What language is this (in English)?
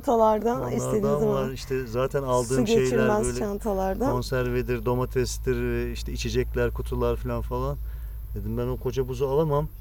Turkish